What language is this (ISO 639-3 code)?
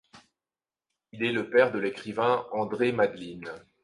fra